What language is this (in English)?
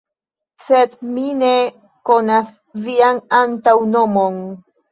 Esperanto